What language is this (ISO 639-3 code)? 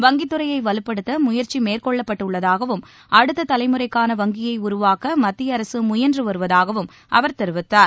tam